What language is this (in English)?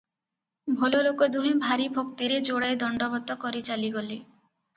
Odia